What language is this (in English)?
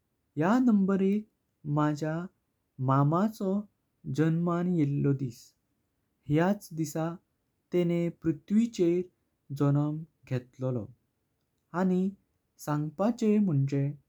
Konkani